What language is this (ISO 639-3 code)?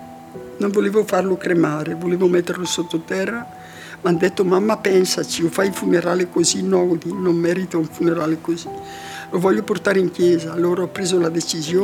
ita